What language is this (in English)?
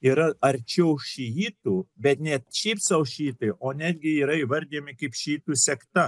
Lithuanian